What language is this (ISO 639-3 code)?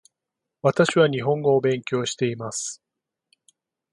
jpn